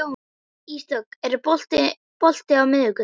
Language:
Icelandic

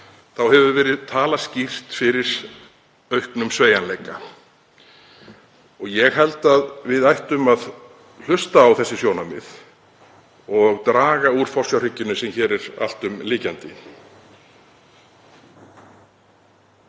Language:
Icelandic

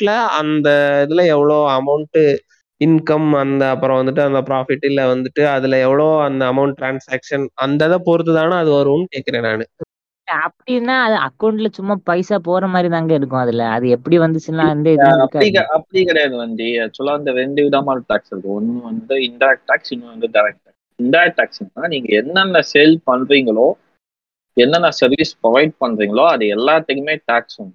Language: Tamil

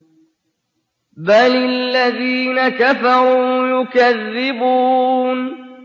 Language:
Arabic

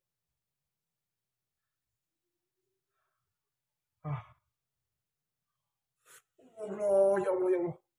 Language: Indonesian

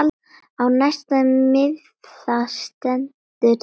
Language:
Icelandic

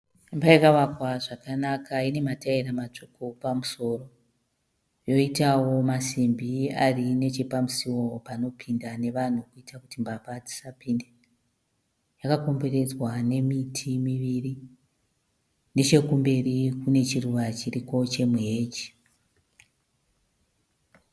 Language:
Shona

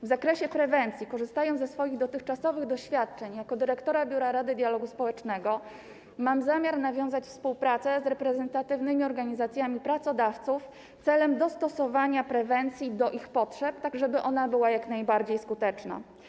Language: Polish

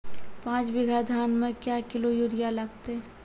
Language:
Maithili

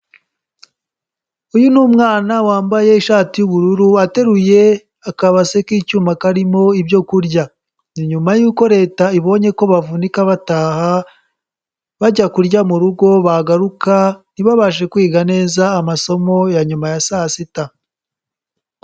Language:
Kinyarwanda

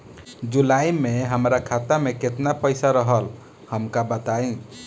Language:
Bhojpuri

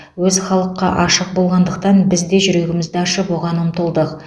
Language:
Kazakh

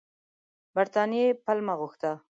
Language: Pashto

